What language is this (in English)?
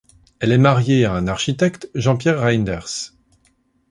French